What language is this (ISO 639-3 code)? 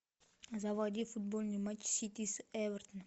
rus